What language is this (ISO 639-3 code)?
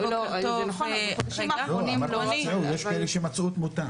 heb